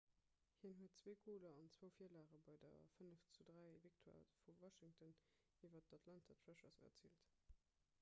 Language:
Luxembourgish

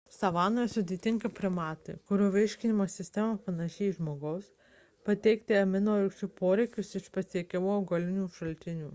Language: Lithuanian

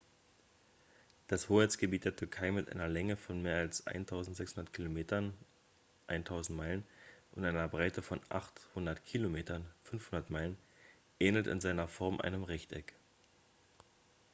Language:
German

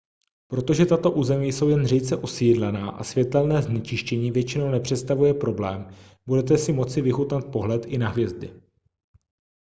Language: Czech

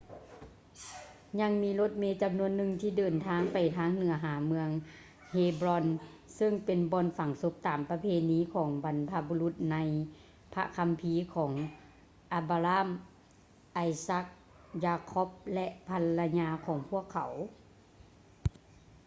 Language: Lao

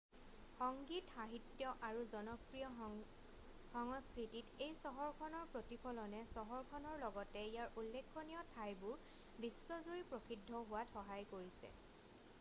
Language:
Assamese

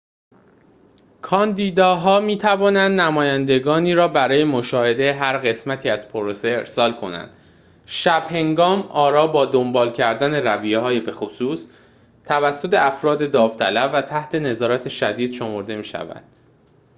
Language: Persian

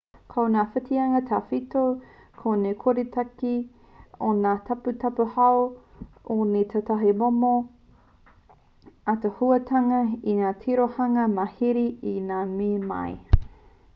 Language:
Māori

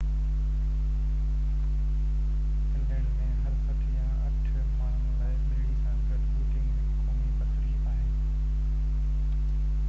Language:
Sindhi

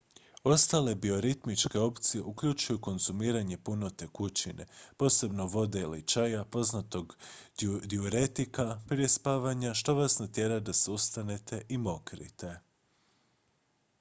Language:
Croatian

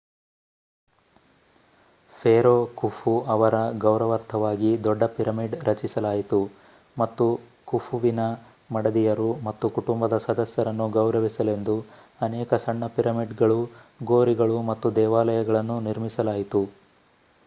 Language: Kannada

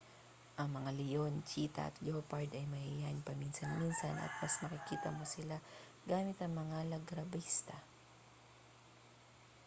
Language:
Filipino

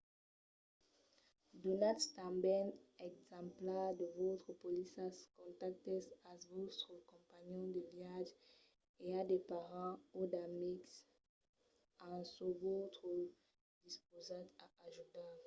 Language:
Occitan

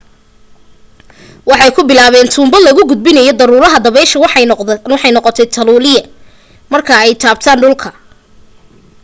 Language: Somali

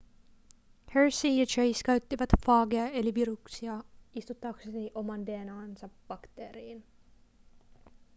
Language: Finnish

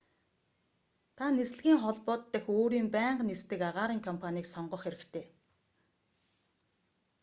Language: Mongolian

